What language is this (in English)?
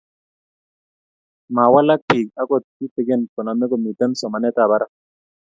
Kalenjin